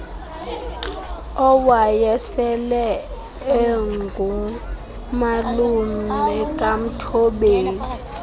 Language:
Xhosa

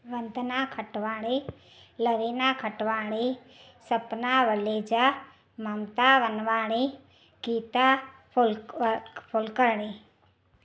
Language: Sindhi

